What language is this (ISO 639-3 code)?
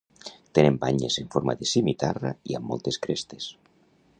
cat